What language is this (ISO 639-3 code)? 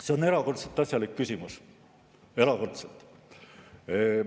est